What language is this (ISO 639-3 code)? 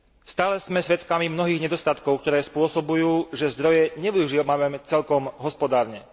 slk